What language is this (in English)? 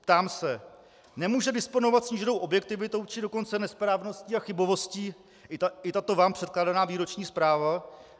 Czech